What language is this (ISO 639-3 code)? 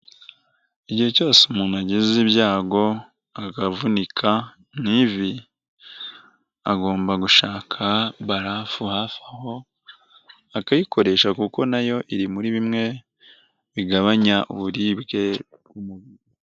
kin